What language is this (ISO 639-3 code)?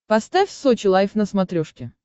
rus